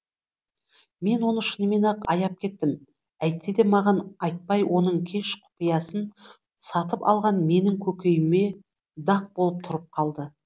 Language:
Kazakh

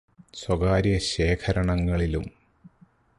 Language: Malayalam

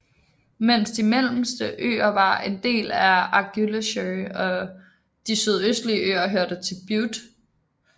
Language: Danish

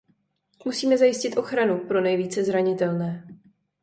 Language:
Czech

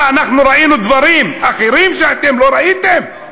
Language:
Hebrew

